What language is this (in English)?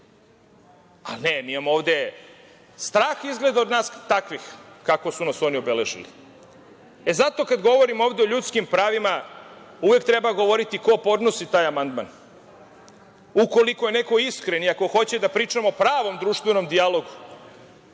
Serbian